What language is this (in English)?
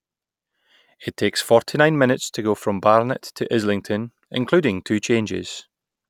English